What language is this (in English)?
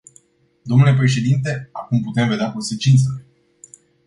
Romanian